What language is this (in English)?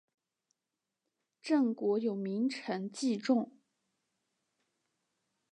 Chinese